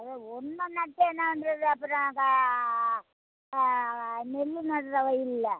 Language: Tamil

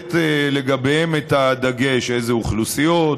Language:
Hebrew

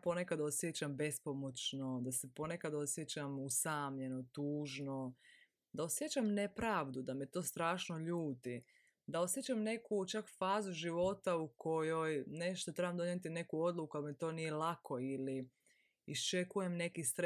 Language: Croatian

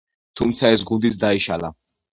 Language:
Georgian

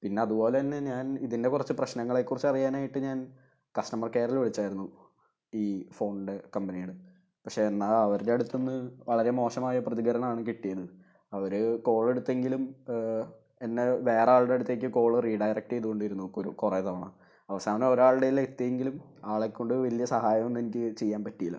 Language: Malayalam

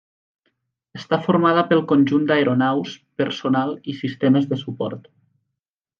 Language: Catalan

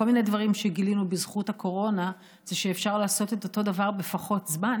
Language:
Hebrew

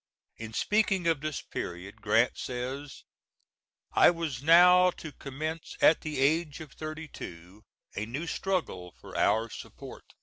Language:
English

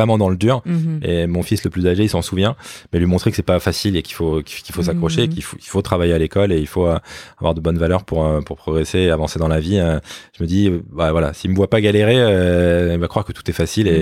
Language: French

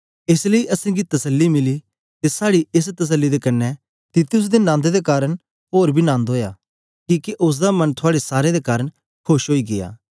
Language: Dogri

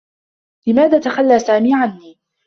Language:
Arabic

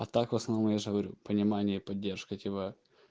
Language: Russian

